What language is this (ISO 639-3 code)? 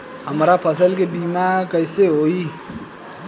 bho